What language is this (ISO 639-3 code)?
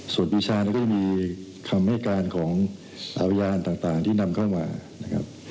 tha